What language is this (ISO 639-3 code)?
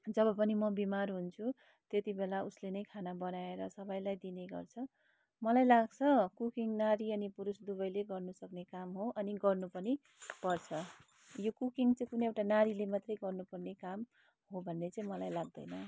nep